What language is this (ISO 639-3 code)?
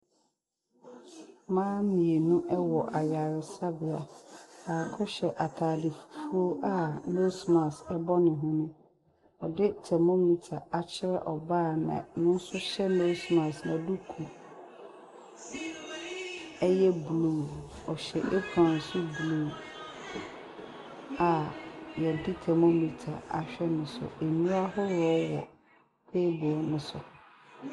aka